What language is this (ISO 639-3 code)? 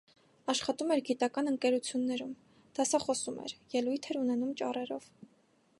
hye